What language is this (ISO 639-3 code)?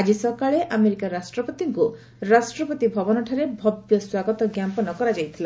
ori